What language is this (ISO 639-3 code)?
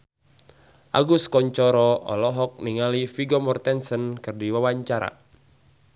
sun